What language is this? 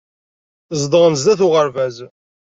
Kabyle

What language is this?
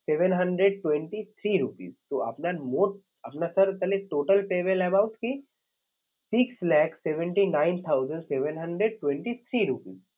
Bangla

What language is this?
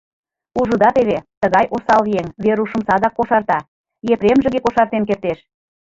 Mari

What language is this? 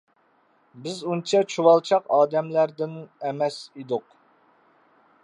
Uyghur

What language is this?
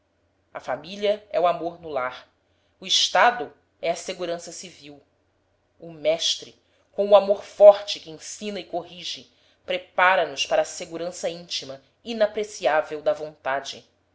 Portuguese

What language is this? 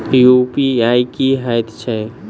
Maithili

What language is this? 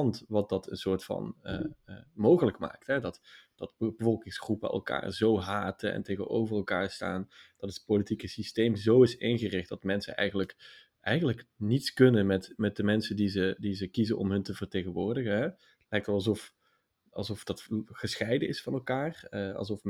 Dutch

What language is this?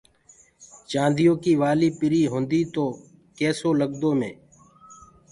Gurgula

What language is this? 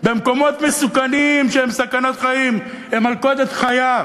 Hebrew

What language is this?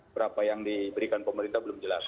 Indonesian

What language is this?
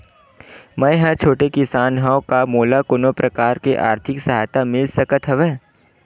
Chhattisgarhi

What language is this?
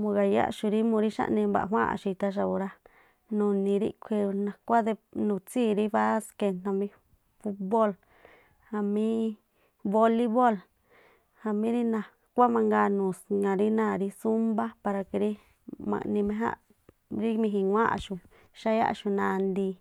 Tlacoapa Me'phaa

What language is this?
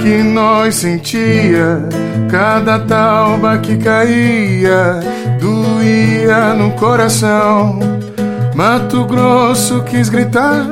Portuguese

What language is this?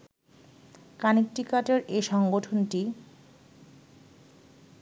Bangla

